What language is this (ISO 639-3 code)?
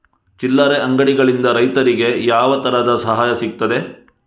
kan